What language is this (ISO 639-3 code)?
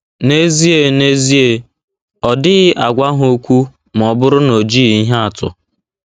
ibo